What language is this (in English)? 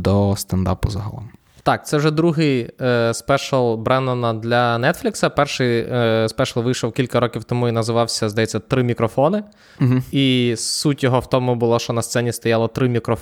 Ukrainian